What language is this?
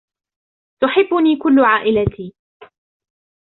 Arabic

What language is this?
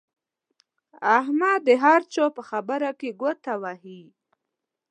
Pashto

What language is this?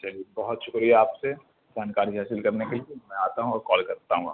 Urdu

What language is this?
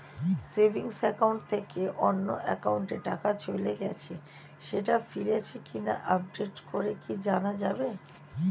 Bangla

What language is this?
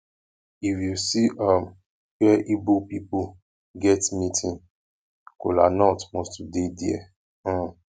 Nigerian Pidgin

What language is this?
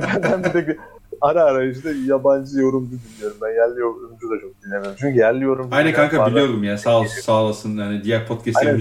Turkish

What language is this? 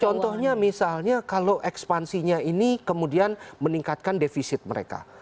Indonesian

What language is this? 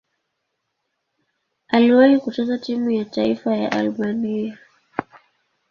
Swahili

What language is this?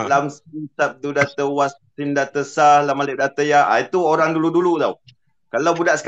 Malay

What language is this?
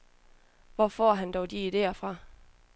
Danish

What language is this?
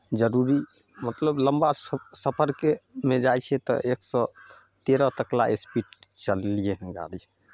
Maithili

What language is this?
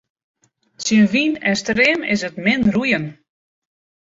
Western Frisian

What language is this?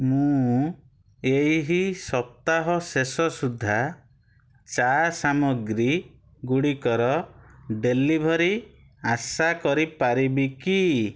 Odia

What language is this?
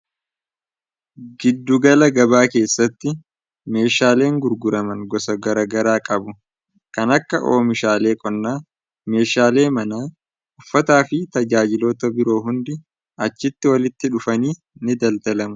Oromo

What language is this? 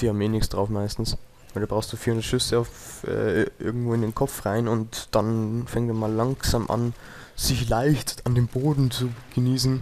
German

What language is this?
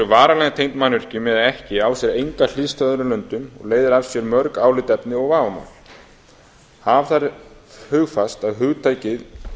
Icelandic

